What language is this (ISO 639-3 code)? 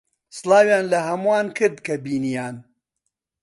ckb